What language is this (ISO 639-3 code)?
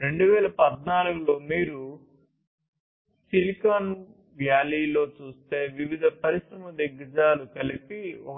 tel